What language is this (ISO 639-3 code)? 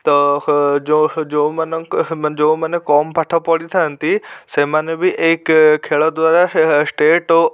ori